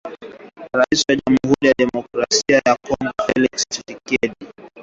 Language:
Swahili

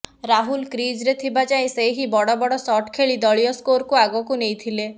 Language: Odia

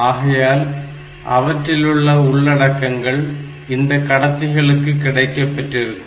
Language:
Tamil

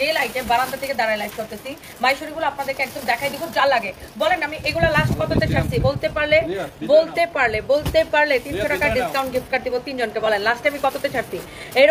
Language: Bangla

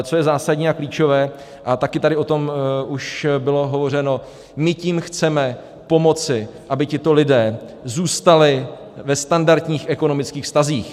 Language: Czech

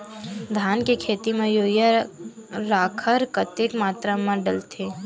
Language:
Chhattisgarhi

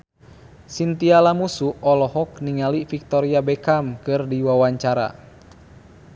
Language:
Sundanese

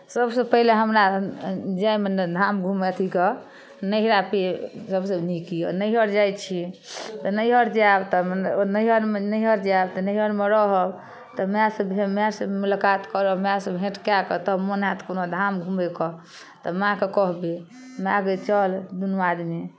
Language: Maithili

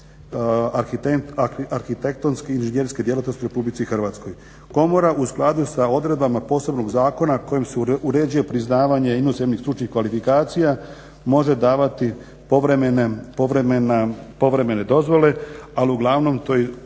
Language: Croatian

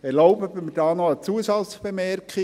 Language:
Swiss German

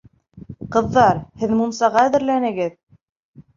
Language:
Bashkir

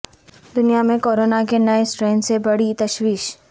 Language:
Urdu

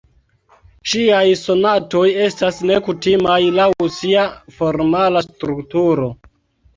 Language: Esperanto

